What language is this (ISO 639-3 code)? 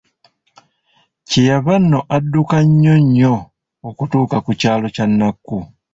lug